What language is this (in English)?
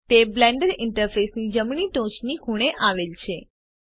Gujarati